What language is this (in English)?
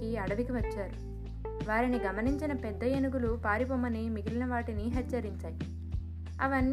Telugu